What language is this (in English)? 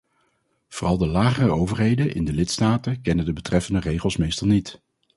Dutch